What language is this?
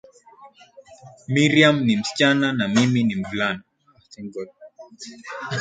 Swahili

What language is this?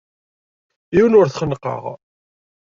Kabyle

